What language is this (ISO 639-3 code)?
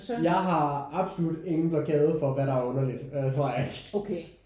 dan